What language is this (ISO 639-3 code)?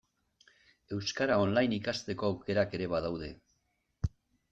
eus